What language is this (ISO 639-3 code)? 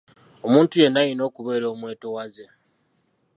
lug